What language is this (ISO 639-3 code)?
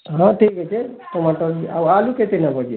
ori